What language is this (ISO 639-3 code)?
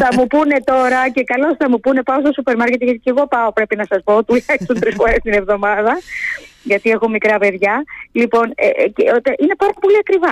ell